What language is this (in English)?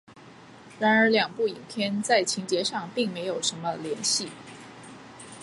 Chinese